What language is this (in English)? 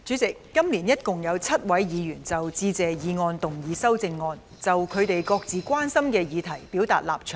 Cantonese